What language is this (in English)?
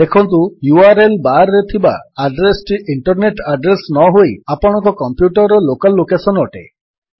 Odia